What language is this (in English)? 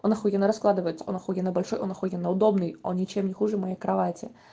Russian